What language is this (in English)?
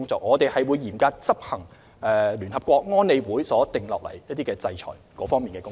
Cantonese